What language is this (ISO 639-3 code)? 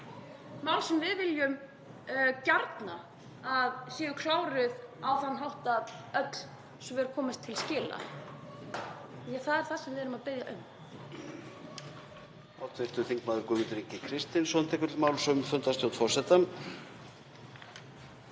isl